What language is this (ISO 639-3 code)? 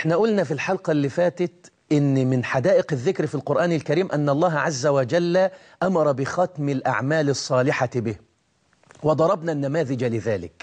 ara